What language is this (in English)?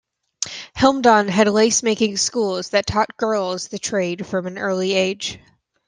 English